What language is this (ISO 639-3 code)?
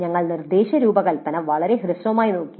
mal